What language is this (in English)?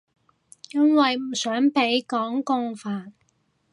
Cantonese